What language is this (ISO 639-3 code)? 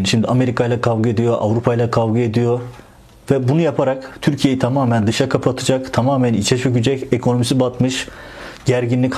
tur